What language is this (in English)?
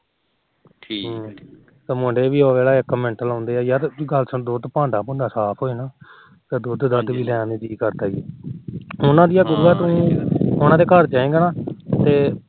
Punjabi